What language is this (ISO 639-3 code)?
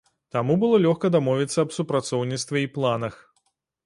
bel